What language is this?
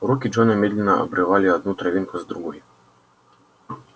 Russian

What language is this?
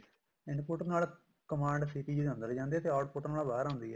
Punjabi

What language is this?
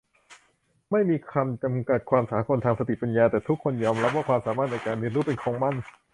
Thai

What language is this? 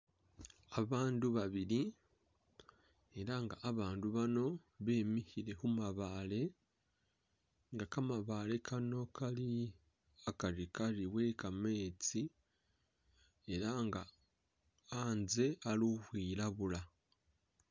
Masaaba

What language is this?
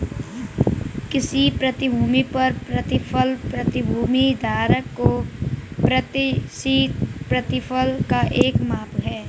Hindi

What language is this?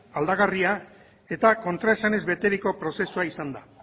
Basque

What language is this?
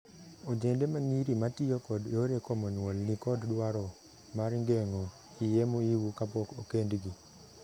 Luo (Kenya and Tanzania)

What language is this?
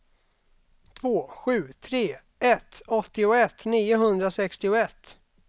Swedish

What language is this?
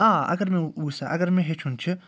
Kashmiri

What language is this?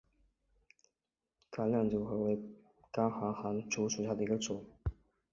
Chinese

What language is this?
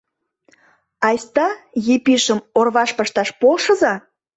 Mari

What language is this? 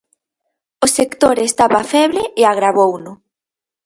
Galician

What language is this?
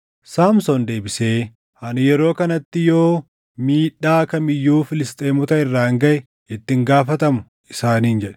Oromo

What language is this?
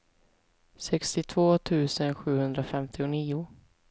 Swedish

